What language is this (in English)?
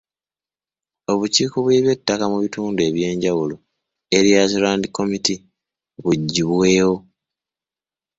Ganda